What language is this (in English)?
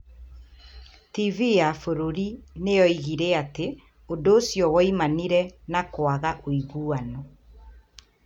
Kikuyu